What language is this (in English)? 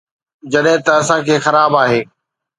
Sindhi